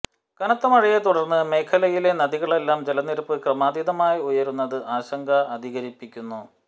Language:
Malayalam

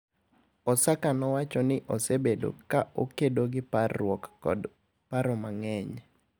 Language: Luo (Kenya and Tanzania)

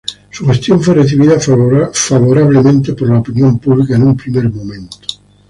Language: Spanish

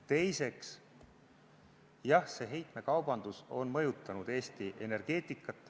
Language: Estonian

